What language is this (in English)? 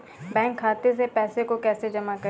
Hindi